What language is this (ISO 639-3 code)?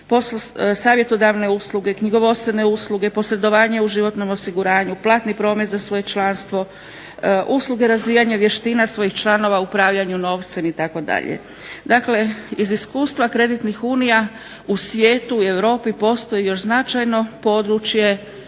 hrv